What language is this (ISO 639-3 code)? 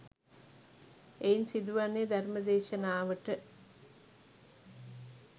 sin